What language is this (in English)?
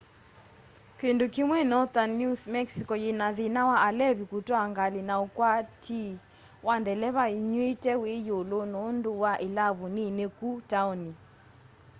Kamba